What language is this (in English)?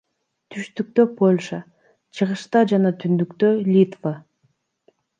Kyrgyz